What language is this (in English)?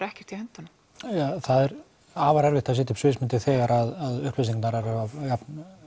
Icelandic